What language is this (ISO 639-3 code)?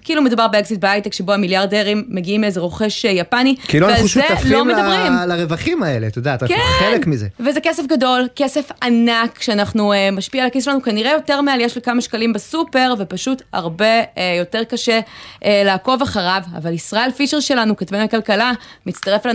heb